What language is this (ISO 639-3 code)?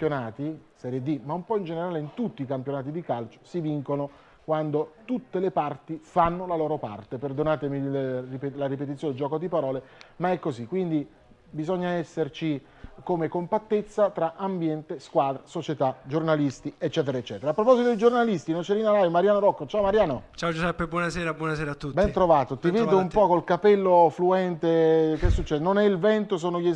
ita